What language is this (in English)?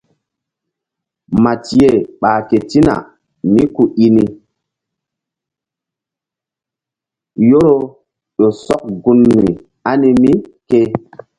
Mbum